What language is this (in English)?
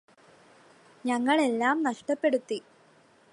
Malayalam